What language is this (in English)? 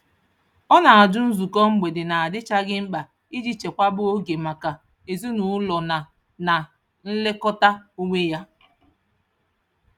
Igbo